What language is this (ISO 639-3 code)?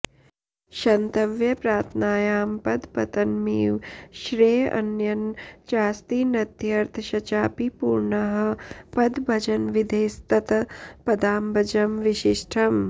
san